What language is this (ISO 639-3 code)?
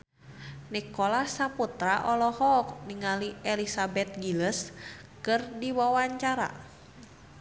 sun